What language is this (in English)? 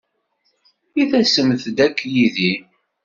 Kabyle